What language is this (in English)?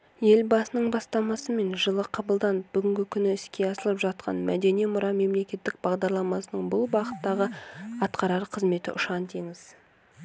Kazakh